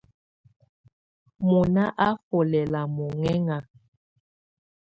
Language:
Tunen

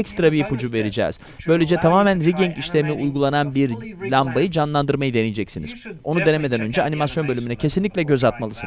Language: Turkish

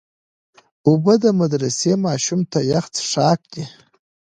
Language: Pashto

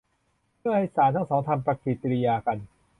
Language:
Thai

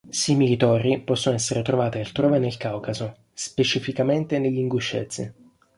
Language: Italian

